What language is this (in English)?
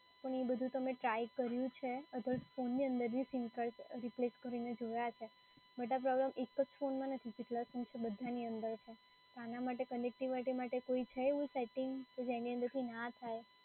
Gujarati